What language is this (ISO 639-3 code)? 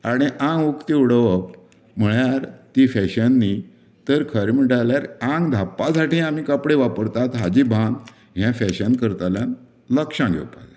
kok